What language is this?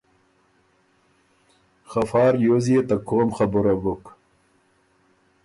Ormuri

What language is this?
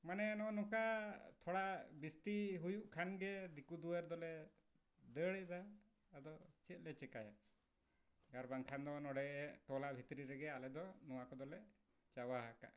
Santali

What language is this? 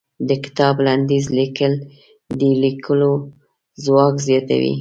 Pashto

